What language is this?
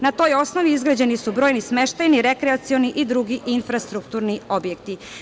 Serbian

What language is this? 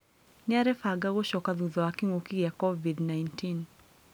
Kikuyu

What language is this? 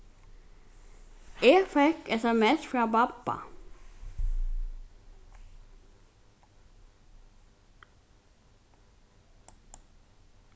Faroese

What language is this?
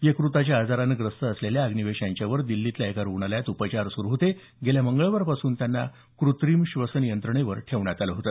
Marathi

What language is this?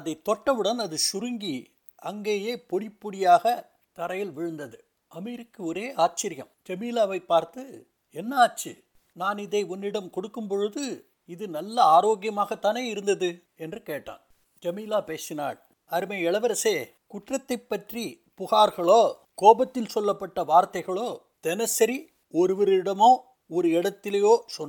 Tamil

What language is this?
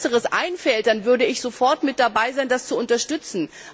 German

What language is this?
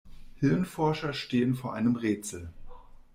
German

